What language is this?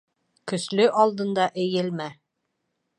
Bashkir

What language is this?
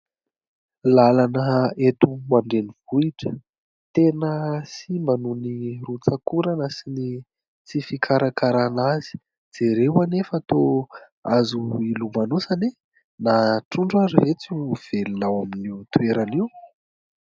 Malagasy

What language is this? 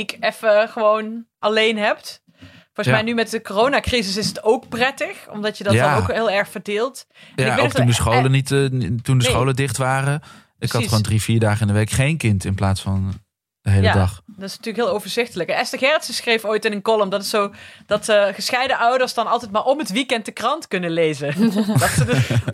Dutch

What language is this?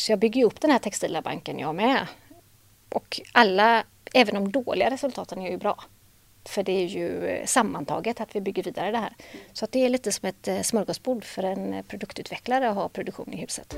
Swedish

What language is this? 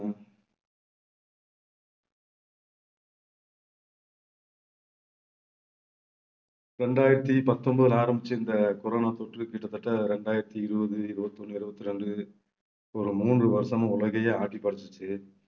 Tamil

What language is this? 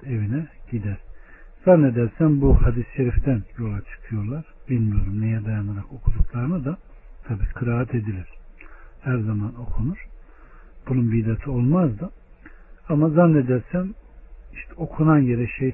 Turkish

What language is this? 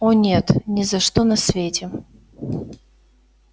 Russian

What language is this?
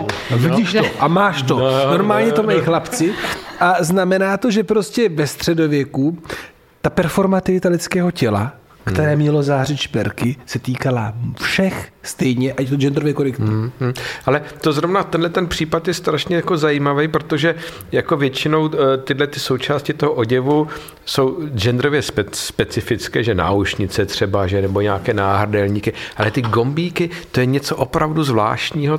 Czech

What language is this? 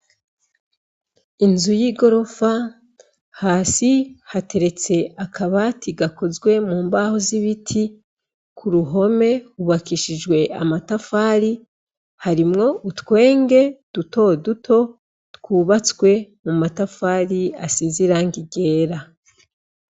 Rundi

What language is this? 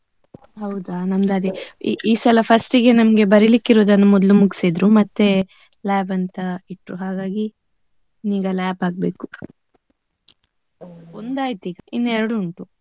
Kannada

